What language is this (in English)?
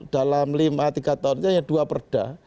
Indonesian